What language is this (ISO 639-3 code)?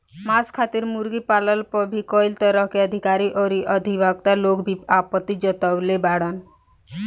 bho